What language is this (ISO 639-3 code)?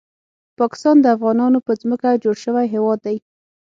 pus